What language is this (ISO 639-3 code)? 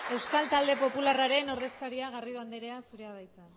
eus